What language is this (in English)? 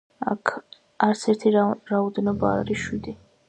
Georgian